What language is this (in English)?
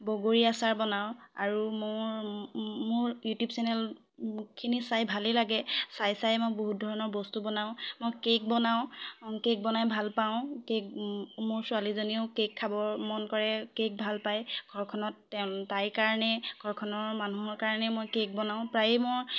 Assamese